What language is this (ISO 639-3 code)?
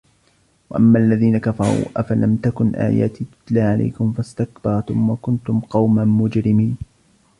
ara